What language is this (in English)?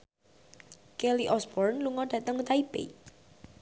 Javanese